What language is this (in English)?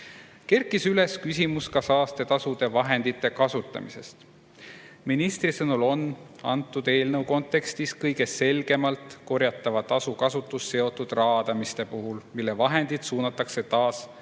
Estonian